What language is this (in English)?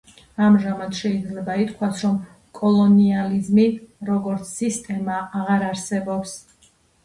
Georgian